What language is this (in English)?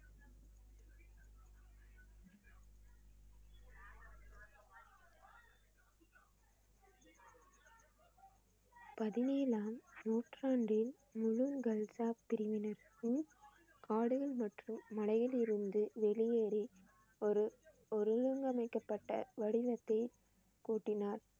Tamil